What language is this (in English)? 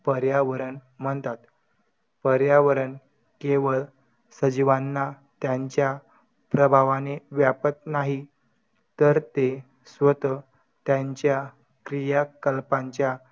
Marathi